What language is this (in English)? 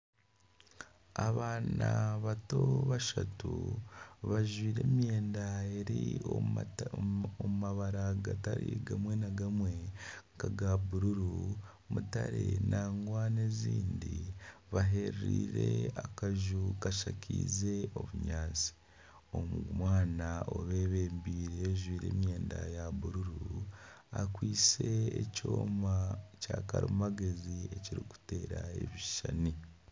Nyankole